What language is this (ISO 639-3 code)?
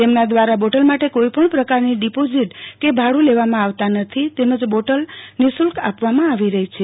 guj